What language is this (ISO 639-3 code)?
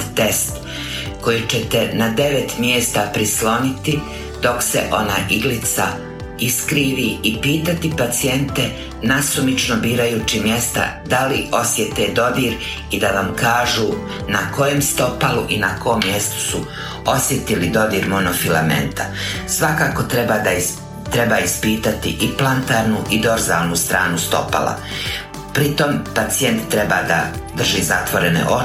hrv